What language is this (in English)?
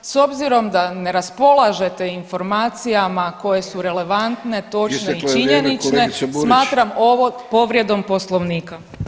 Croatian